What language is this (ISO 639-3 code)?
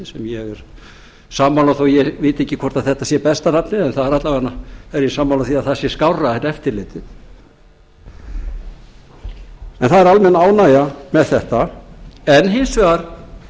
isl